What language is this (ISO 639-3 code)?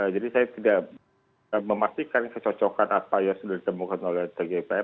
ind